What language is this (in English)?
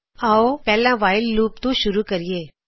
Punjabi